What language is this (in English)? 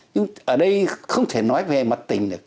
Vietnamese